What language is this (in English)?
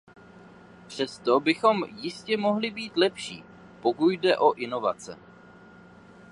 Czech